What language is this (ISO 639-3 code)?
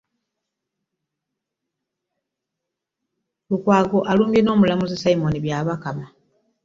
lug